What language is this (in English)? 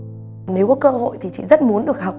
Vietnamese